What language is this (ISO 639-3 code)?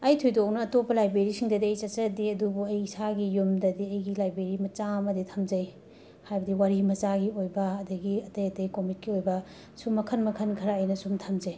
mni